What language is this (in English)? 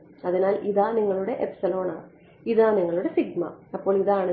Malayalam